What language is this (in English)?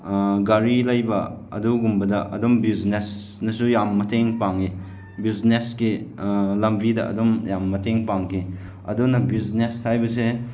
Manipuri